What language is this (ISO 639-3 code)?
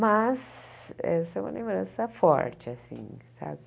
por